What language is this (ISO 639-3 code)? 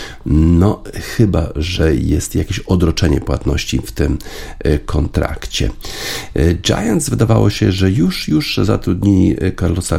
pol